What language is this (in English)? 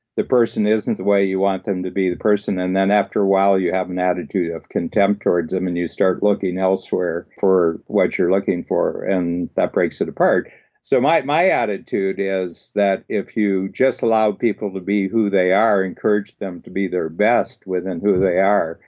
English